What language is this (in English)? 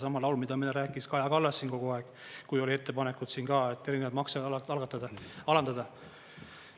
Estonian